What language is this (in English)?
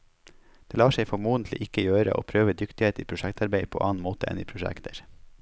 Norwegian